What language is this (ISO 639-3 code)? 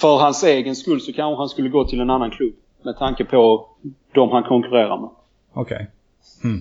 swe